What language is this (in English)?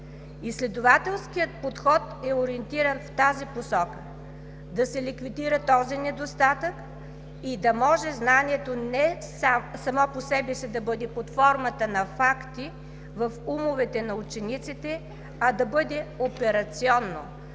Bulgarian